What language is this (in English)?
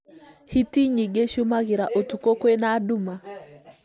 Kikuyu